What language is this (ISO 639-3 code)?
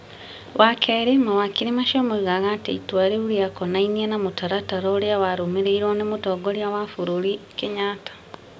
kik